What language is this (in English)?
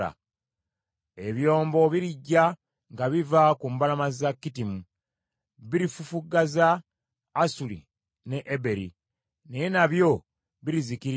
Ganda